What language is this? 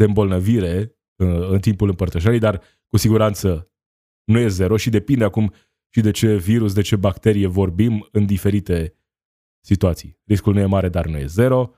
Romanian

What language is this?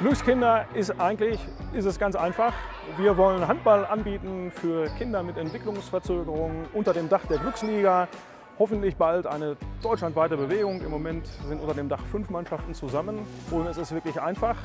German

